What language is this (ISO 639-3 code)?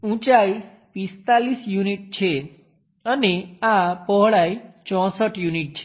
guj